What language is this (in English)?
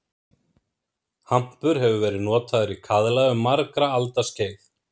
Icelandic